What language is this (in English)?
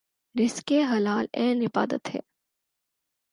Urdu